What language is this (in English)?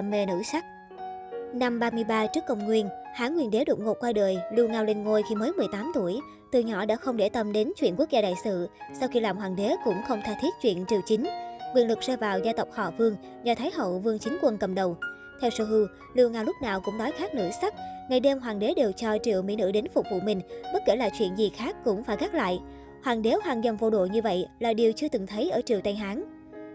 Vietnamese